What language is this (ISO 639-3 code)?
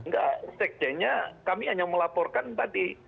ind